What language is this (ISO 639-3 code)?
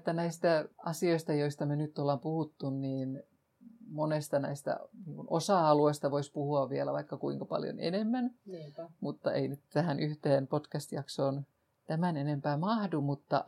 fin